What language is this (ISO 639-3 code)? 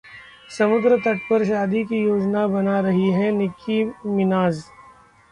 hin